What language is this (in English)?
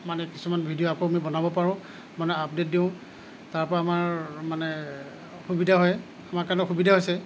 Assamese